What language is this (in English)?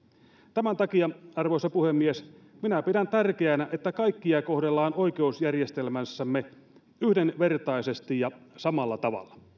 Finnish